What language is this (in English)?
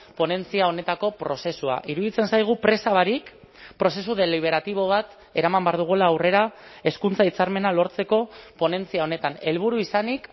Basque